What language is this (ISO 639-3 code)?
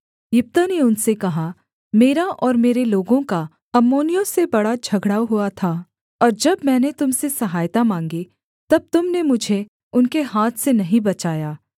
hin